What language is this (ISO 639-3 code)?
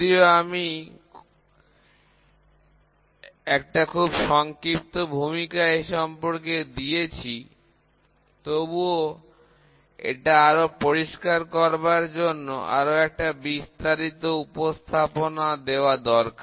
ben